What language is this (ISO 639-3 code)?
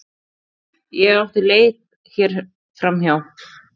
isl